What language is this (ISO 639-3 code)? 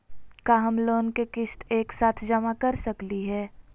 mag